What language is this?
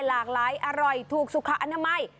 Thai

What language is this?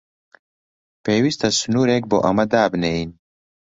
Central Kurdish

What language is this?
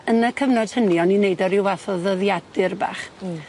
Welsh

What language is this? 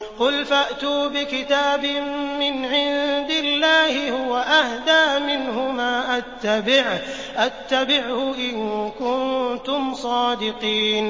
Arabic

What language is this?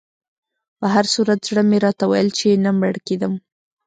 Pashto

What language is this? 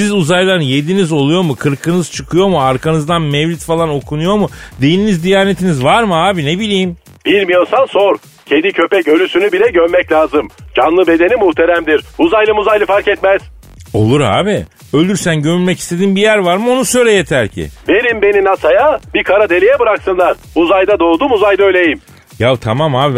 Turkish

